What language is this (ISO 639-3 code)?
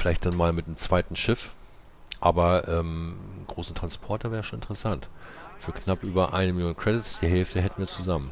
deu